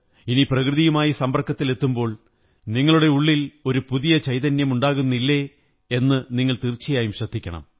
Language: Malayalam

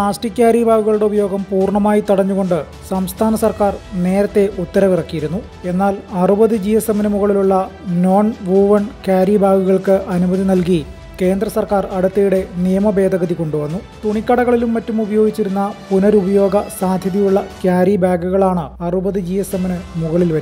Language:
Romanian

